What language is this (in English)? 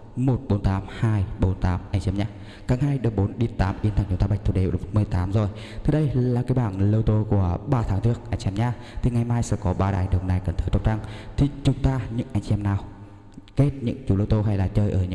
Vietnamese